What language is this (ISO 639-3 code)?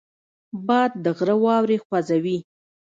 pus